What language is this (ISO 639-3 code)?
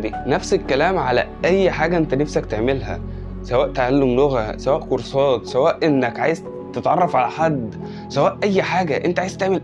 ara